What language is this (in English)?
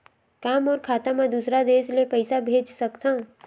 Chhattisgarhi